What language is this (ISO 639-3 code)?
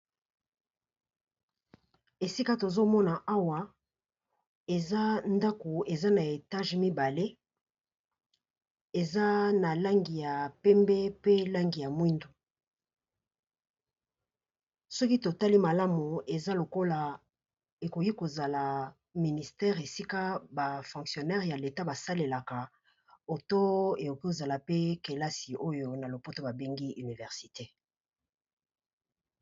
lin